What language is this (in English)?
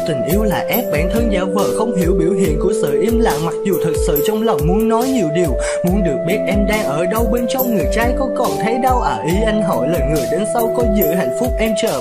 Vietnamese